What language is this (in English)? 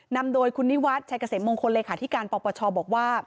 Thai